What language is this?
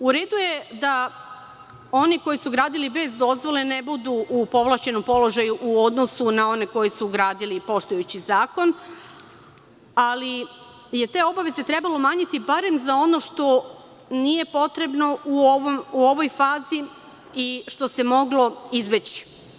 Serbian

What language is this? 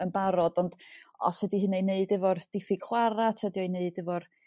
Welsh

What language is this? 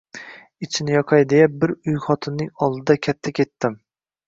Uzbek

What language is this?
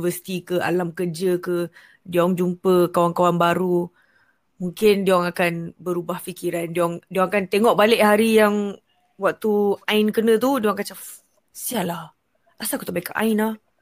Malay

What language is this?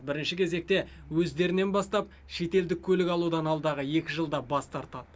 Kazakh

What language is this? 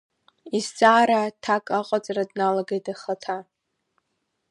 Abkhazian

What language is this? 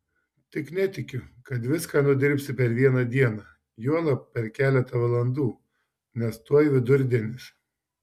Lithuanian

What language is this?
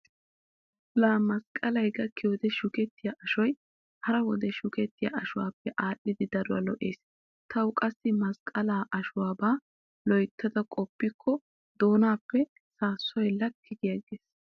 Wolaytta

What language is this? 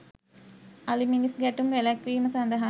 Sinhala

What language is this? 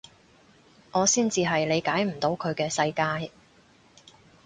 Cantonese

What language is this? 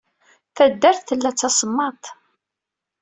Kabyle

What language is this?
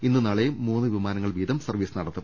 Malayalam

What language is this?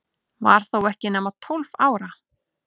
Icelandic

